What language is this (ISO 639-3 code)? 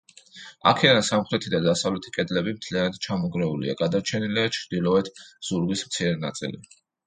kat